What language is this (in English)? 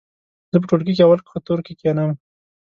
Pashto